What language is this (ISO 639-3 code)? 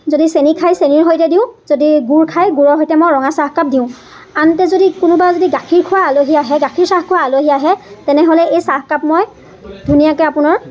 asm